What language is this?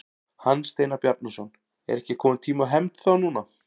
Icelandic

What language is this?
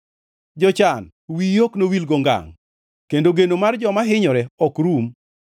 Luo (Kenya and Tanzania)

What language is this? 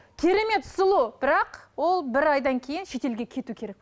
Kazakh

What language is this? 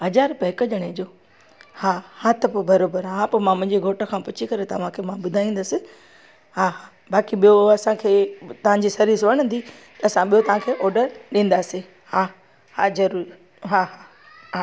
Sindhi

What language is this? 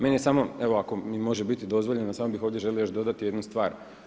Croatian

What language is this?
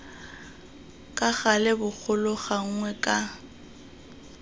Tswana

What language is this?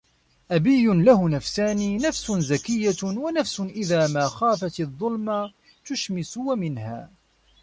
Arabic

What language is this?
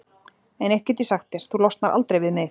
Icelandic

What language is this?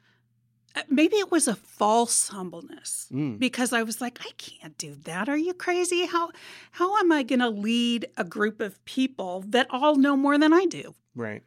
English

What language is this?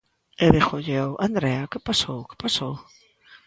Galician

